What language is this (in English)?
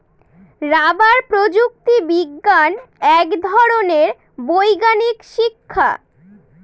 Bangla